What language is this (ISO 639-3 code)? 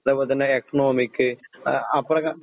mal